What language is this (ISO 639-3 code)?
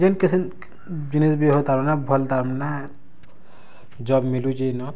ori